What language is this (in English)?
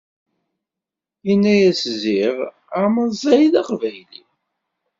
Kabyle